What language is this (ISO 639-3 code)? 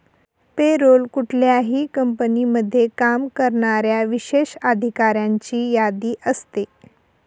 mar